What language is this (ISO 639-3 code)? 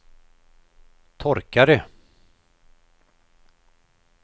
swe